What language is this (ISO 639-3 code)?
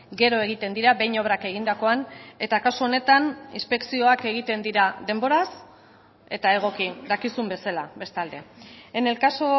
eus